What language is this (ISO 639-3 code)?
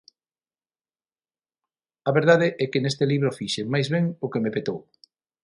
glg